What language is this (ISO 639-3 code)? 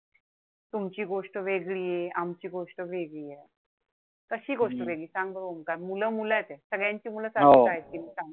mar